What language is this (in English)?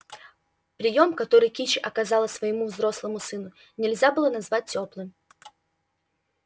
Russian